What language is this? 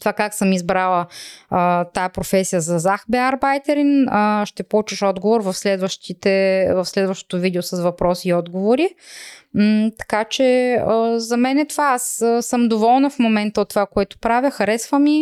Bulgarian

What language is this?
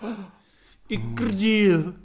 Welsh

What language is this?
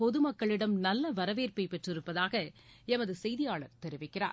Tamil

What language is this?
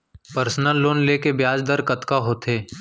Chhattisgarhi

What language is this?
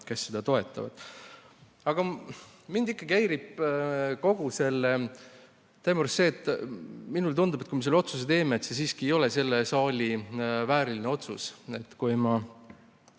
Estonian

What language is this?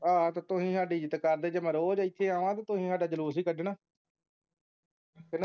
Punjabi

